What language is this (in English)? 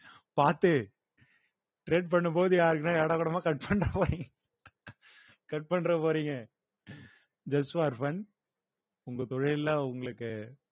Tamil